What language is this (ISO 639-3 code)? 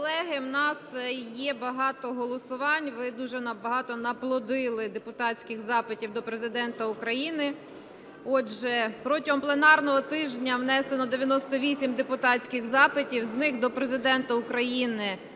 ukr